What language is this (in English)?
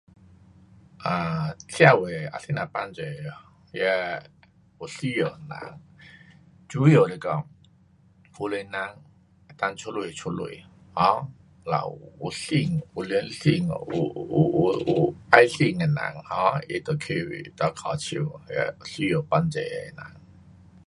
Pu-Xian Chinese